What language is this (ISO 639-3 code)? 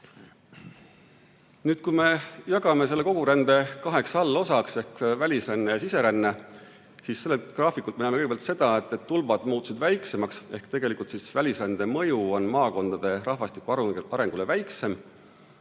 est